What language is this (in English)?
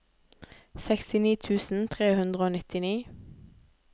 Norwegian